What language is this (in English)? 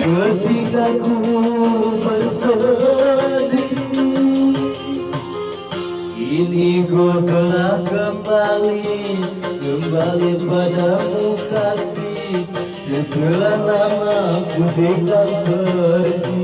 Indonesian